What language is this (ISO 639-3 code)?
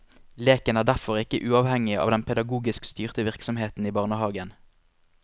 nor